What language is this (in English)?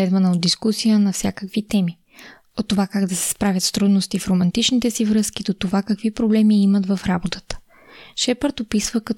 Bulgarian